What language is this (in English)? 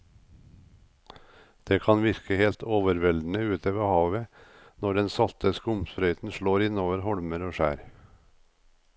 Norwegian